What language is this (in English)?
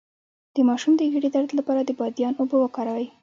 Pashto